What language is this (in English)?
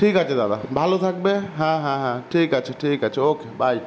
Bangla